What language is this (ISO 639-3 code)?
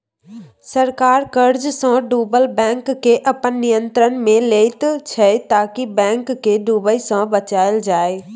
mai